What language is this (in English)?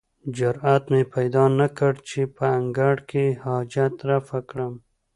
Pashto